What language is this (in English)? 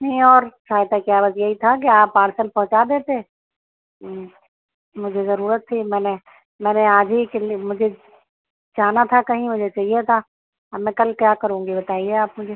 Urdu